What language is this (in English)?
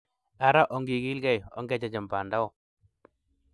Kalenjin